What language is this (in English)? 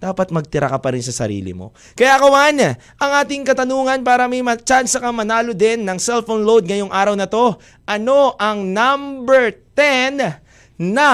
Filipino